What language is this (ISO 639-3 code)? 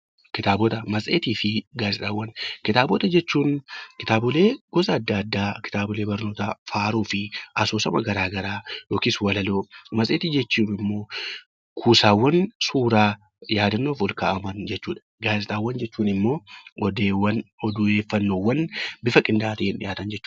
orm